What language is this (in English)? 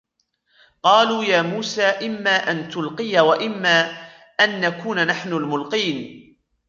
Arabic